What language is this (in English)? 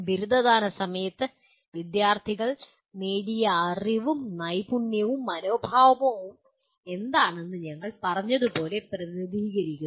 Malayalam